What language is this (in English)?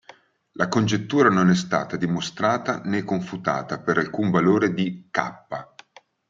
Italian